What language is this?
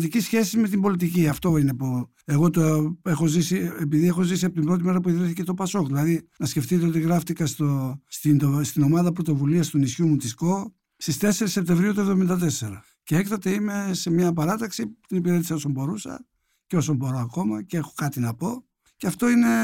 Greek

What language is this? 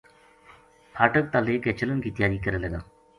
Gujari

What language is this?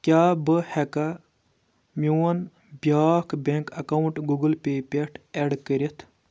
Kashmiri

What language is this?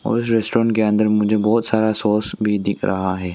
Hindi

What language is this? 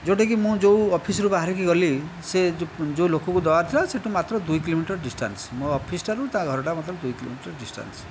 Odia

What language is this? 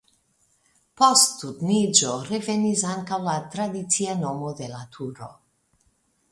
Esperanto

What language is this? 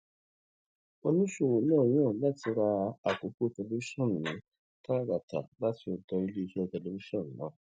Yoruba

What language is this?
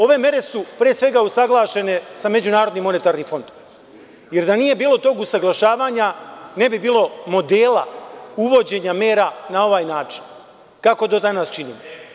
Serbian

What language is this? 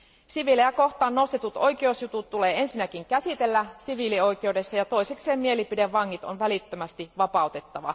Finnish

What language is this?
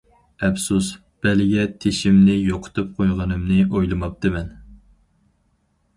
Uyghur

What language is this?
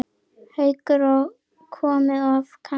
Icelandic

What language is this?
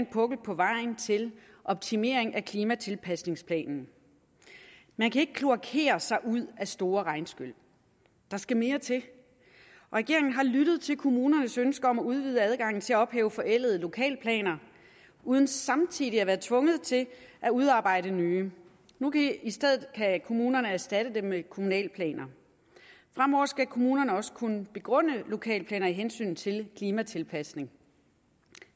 Danish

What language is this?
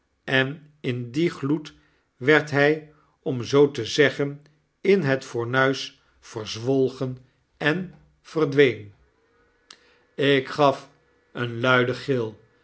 Dutch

